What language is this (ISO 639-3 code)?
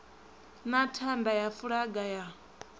ven